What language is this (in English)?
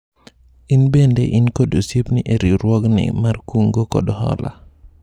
Luo (Kenya and Tanzania)